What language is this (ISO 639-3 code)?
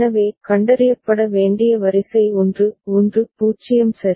tam